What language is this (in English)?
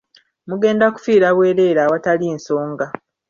Ganda